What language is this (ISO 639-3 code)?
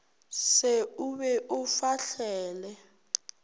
nso